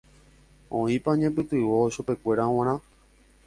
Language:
Guarani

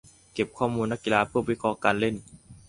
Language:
Thai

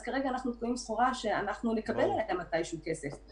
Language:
Hebrew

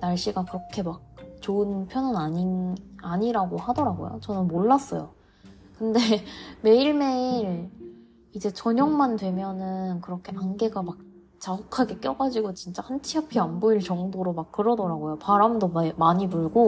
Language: Korean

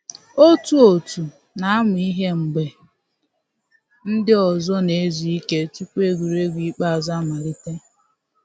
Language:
Igbo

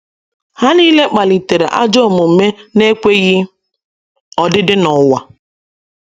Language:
Igbo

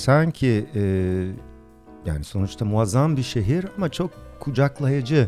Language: Turkish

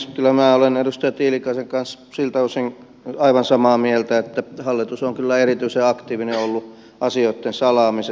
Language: Finnish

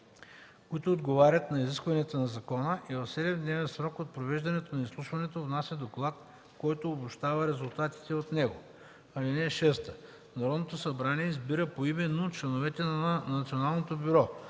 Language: Bulgarian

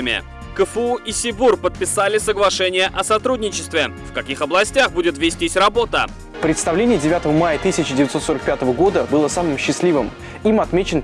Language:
Russian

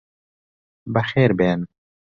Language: Central Kurdish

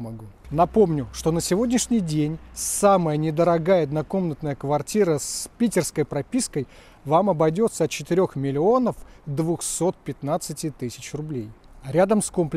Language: Russian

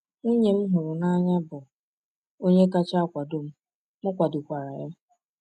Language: Igbo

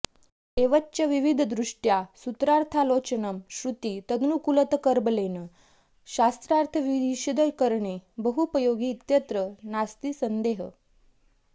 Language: Sanskrit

